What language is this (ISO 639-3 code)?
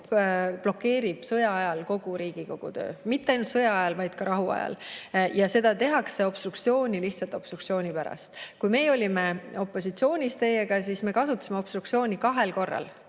est